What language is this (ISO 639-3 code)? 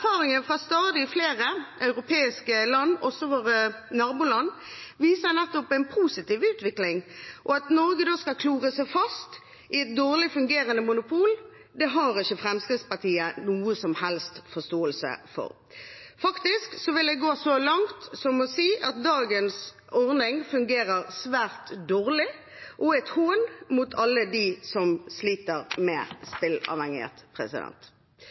nob